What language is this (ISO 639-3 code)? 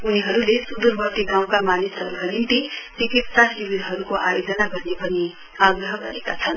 nep